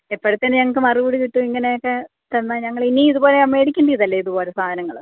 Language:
Malayalam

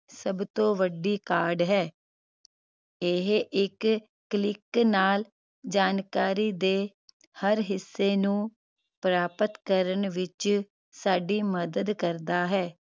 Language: Punjabi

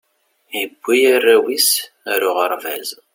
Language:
Kabyle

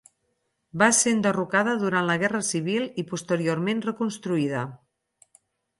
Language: Catalan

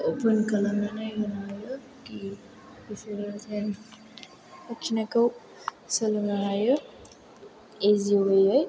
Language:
Bodo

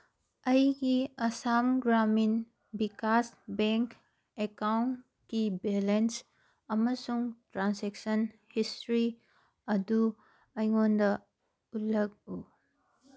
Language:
Manipuri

